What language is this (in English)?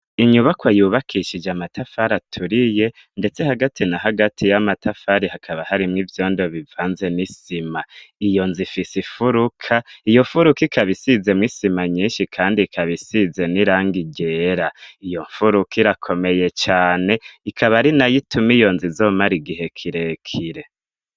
Rundi